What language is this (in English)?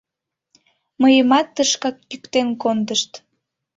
Mari